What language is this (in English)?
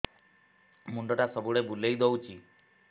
Odia